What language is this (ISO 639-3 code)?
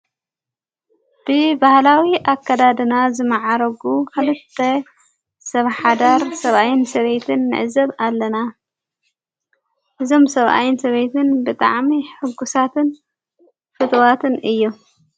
tir